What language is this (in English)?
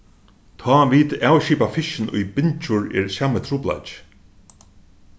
Faroese